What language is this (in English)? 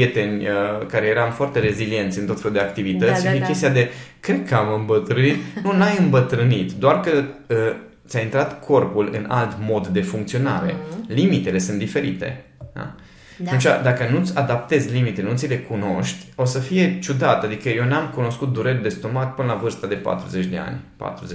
Romanian